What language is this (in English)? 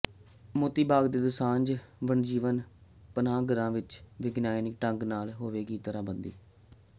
Punjabi